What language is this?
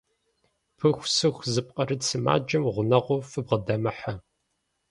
Kabardian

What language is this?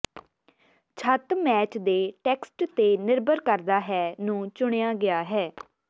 Punjabi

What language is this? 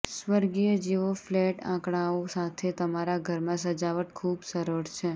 Gujarati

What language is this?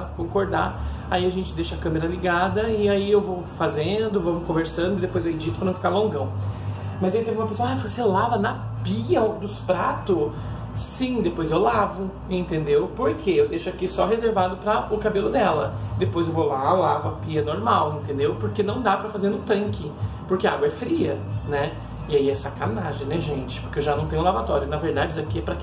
Portuguese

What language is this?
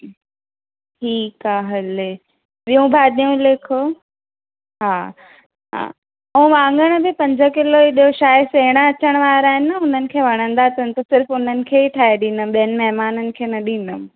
Sindhi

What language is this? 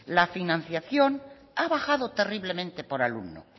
Spanish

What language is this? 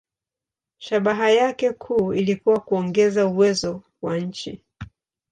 Swahili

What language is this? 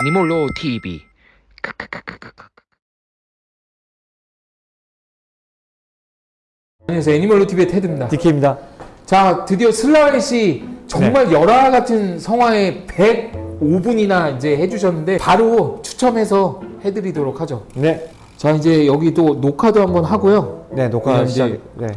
Korean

